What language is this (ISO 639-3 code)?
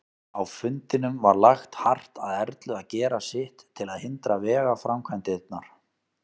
isl